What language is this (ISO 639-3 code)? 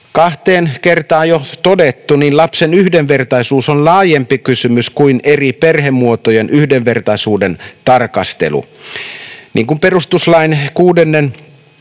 fin